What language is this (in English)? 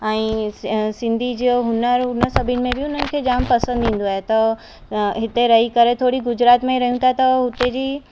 Sindhi